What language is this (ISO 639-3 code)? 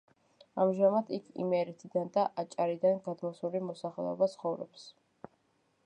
kat